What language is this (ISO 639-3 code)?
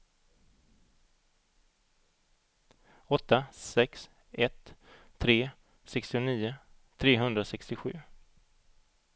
swe